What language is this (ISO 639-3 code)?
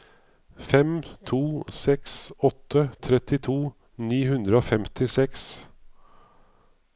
nor